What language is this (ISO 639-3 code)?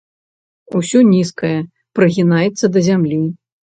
bel